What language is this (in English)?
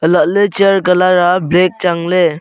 Wancho Naga